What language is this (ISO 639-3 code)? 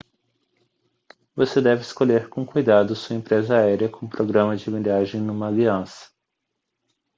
por